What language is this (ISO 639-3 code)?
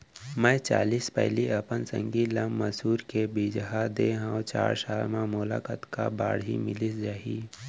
hne